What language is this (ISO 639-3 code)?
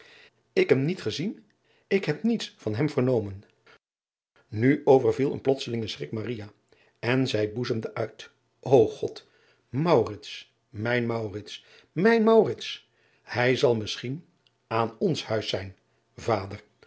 nld